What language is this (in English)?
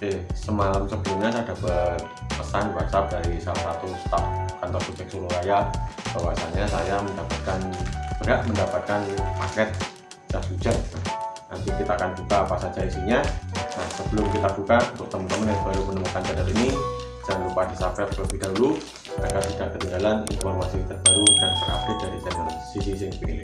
Indonesian